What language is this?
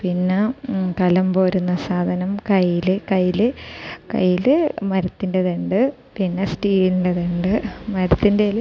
Malayalam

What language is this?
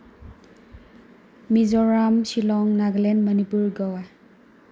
Manipuri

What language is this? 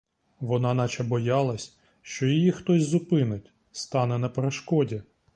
Ukrainian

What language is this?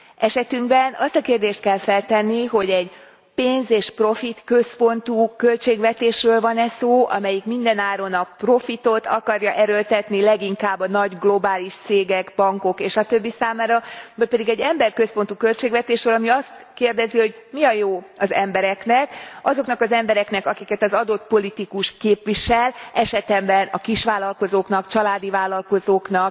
Hungarian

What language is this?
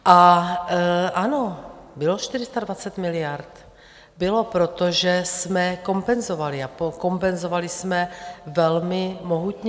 Czech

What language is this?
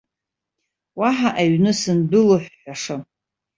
Abkhazian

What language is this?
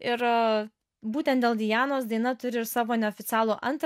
Lithuanian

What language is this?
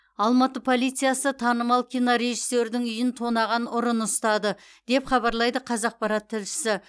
Kazakh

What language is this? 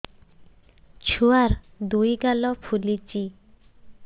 Odia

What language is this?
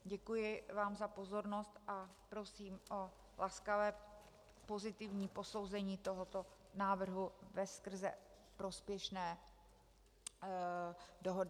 Czech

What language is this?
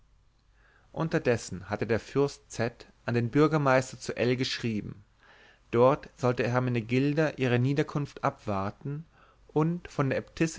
German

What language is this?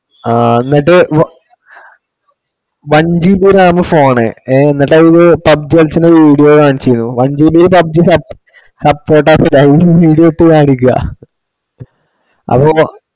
Malayalam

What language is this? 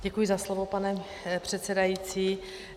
Czech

